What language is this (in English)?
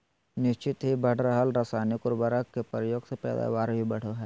Magahi